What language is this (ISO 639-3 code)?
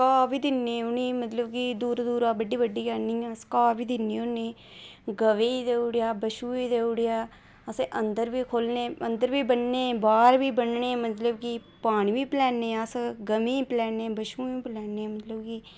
doi